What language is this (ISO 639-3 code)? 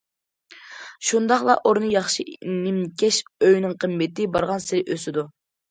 uig